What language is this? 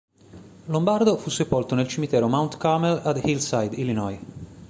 Italian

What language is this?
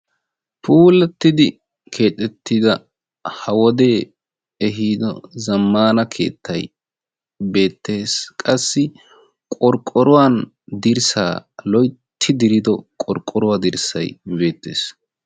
Wolaytta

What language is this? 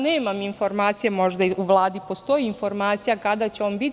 Serbian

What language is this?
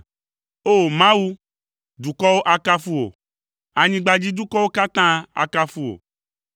Ewe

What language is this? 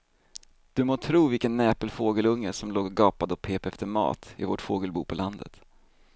Swedish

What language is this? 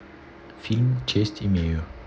Russian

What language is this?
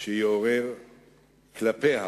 Hebrew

